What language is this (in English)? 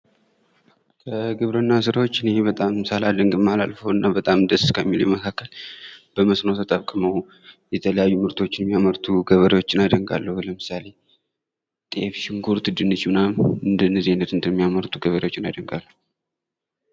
Amharic